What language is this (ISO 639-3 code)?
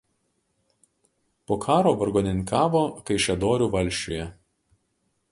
lit